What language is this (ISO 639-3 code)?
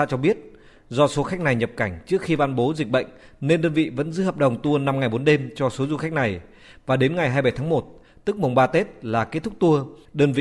vie